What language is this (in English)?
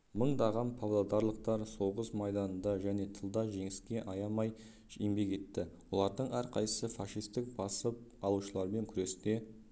Kazakh